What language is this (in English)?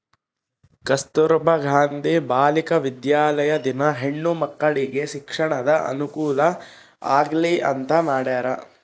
Kannada